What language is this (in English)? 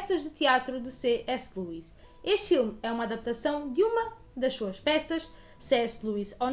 Portuguese